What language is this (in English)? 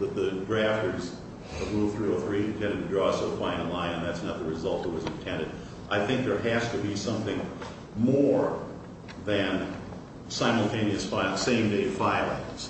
English